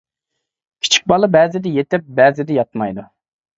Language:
Uyghur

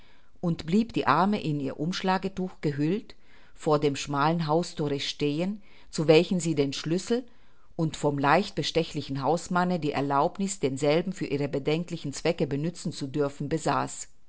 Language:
German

